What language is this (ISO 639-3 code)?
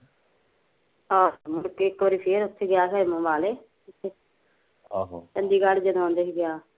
pan